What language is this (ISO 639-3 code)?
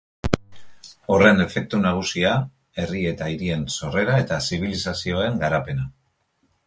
eus